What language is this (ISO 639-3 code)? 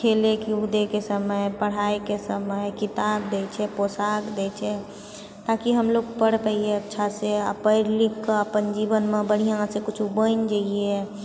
mai